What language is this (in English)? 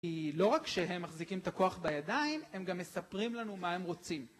Hebrew